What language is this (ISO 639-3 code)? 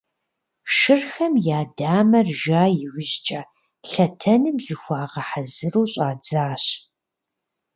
kbd